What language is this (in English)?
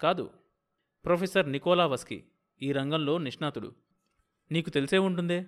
Telugu